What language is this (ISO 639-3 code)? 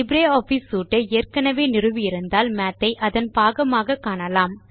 tam